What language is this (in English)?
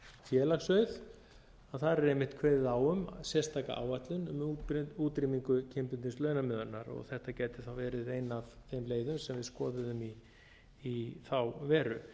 Icelandic